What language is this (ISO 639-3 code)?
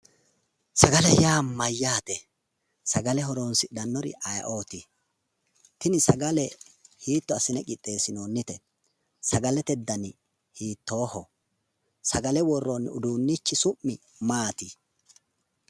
sid